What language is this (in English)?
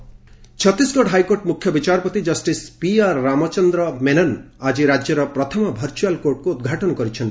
Odia